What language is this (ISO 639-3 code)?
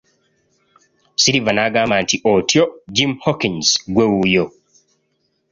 lug